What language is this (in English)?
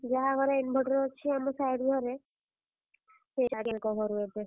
Odia